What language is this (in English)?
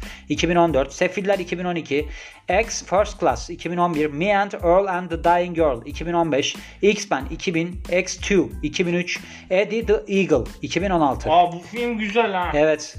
Turkish